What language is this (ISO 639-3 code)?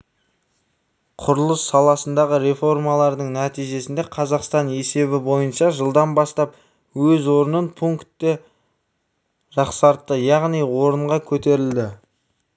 kaz